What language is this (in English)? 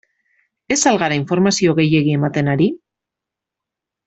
Basque